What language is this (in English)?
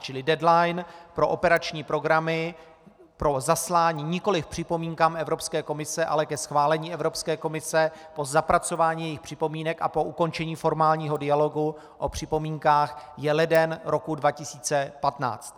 Czech